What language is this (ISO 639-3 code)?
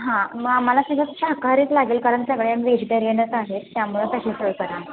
mar